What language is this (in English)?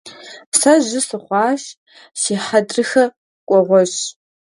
Kabardian